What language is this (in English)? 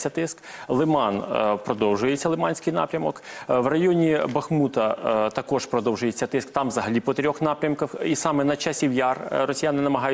Ukrainian